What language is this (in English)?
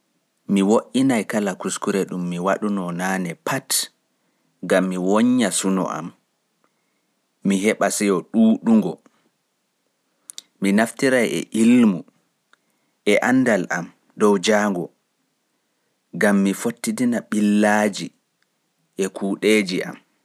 Pular